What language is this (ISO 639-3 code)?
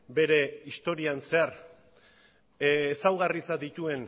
eus